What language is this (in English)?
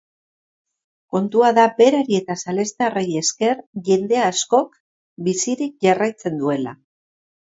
Basque